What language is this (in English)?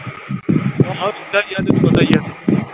Punjabi